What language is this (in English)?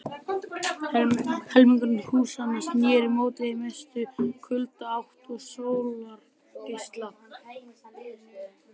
Icelandic